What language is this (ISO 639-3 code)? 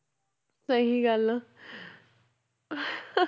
pan